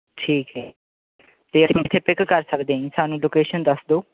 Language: Punjabi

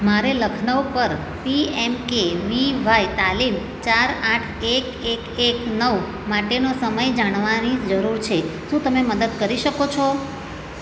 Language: Gujarati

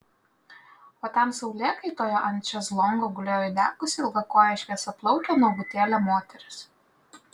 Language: Lithuanian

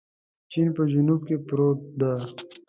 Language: Pashto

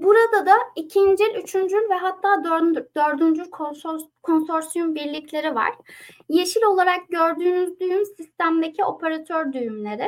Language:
Turkish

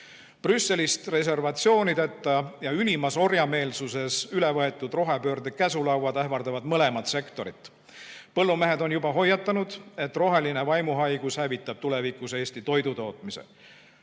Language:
Estonian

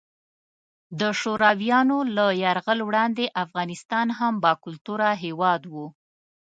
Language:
Pashto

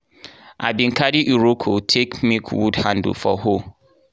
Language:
Nigerian Pidgin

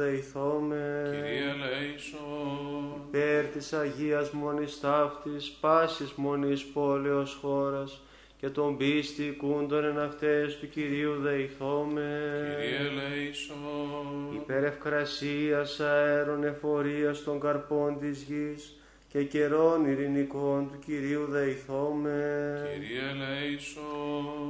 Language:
Greek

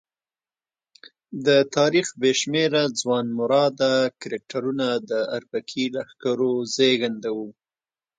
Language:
Pashto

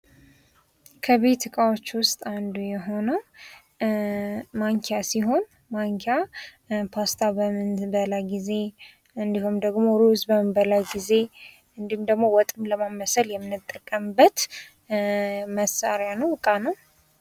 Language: Amharic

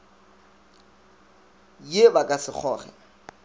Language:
Northern Sotho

